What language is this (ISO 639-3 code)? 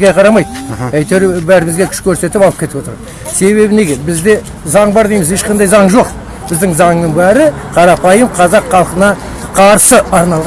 kaz